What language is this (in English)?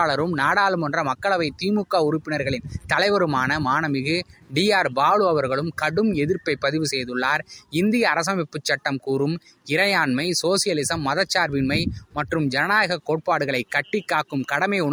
Tamil